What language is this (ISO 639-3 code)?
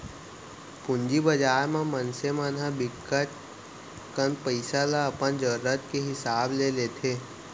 hne